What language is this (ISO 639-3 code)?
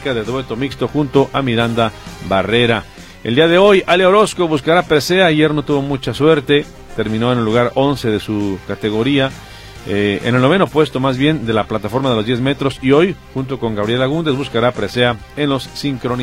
spa